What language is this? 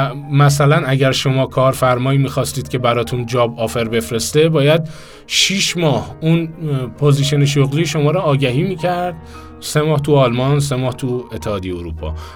Persian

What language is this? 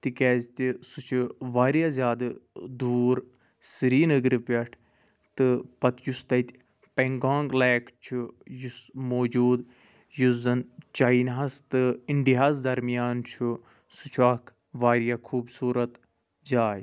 Kashmiri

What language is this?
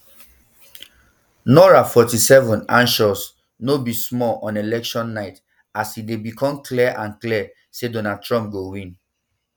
Nigerian Pidgin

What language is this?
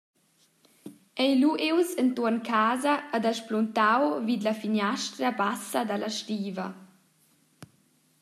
Romansh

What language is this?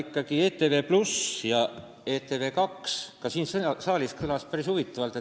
Estonian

